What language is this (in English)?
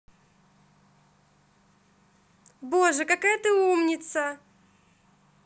Russian